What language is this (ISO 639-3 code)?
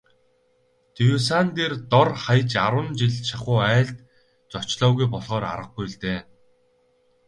mon